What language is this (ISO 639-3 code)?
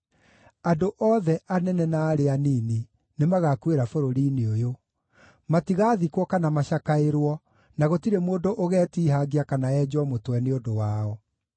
kik